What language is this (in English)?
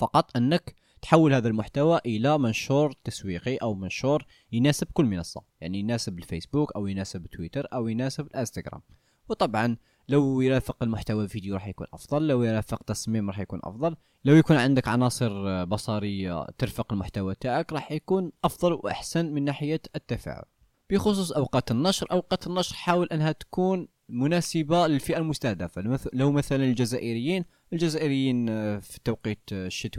Arabic